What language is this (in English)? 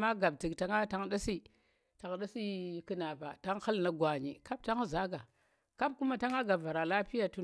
Tera